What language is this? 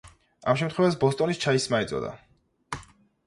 Georgian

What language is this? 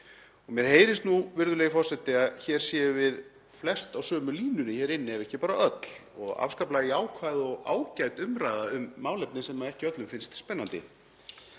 Icelandic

